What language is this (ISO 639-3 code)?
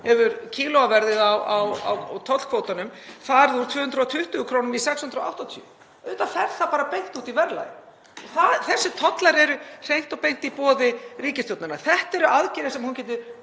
isl